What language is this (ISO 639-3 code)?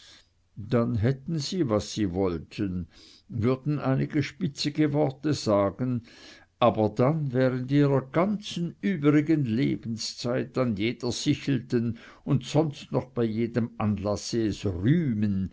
deu